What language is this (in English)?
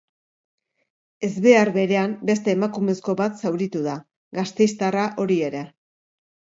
Basque